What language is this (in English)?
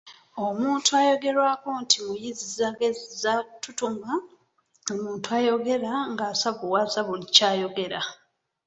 Ganda